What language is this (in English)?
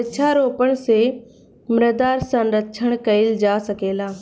Bhojpuri